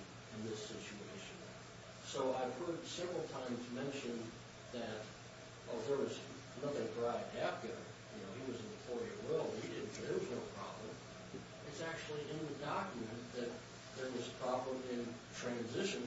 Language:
English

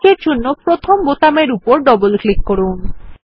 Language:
Bangla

